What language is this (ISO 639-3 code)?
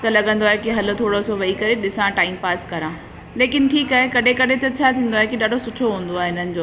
snd